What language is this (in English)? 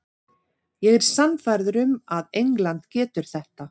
Icelandic